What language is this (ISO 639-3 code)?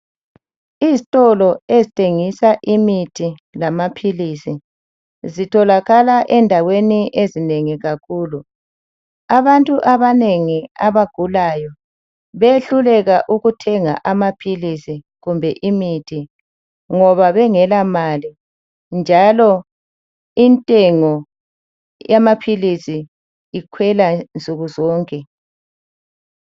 nde